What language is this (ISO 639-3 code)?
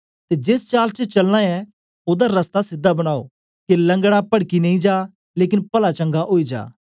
doi